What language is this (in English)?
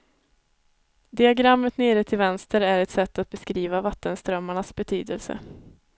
Swedish